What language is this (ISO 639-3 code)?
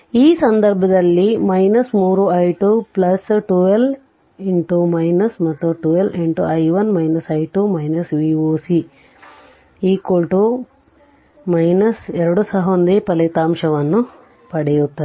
kan